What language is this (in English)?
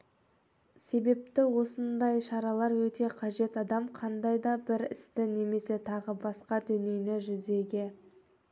Kazakh